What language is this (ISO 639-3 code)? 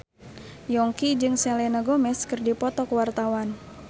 sun